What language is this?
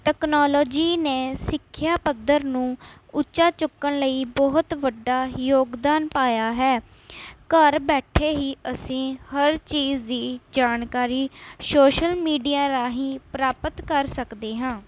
Punjabi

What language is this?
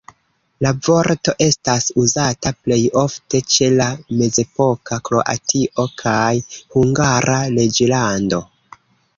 Esperanto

